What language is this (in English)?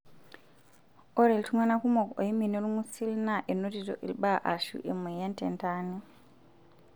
Masai